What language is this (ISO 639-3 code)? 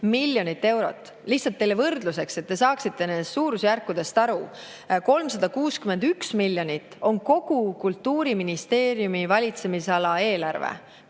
est